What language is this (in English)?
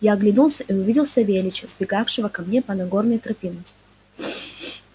Russian